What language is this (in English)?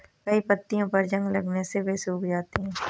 Hindi